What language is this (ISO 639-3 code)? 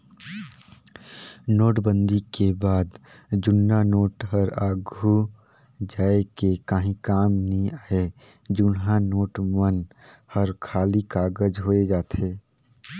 hne